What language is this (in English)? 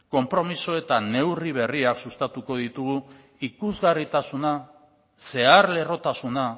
Basque